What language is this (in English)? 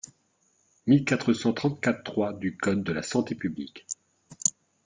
French